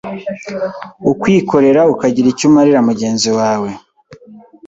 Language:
Kinyarwanda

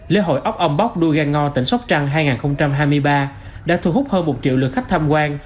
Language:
Vietnamese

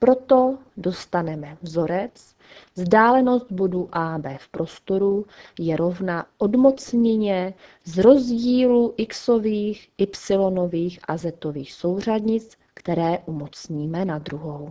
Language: Czech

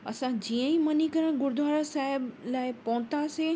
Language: Sindhi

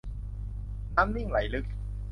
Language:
Thai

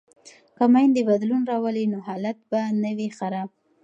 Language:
Pashto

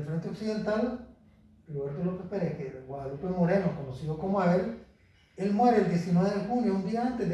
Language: Spanish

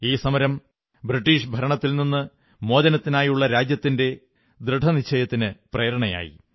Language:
Malayalam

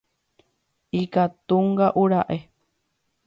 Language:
Guarani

